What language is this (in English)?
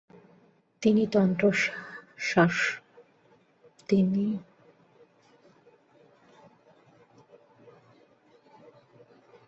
Bangla